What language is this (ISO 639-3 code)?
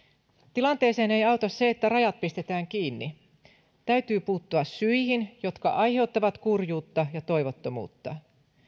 fin